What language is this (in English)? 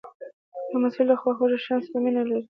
Pashto